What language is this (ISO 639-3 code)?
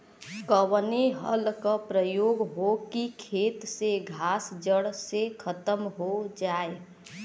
bho